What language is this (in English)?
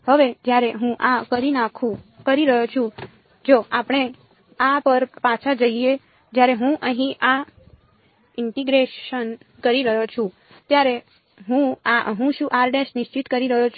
Gujarati